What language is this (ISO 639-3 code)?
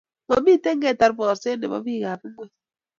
kln